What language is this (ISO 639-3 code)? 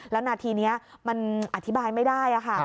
tha